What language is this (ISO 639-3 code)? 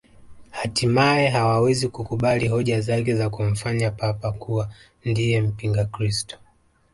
swa